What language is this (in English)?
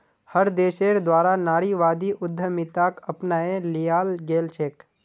Magahi